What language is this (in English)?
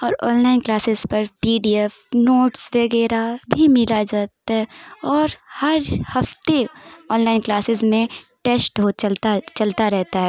Urdu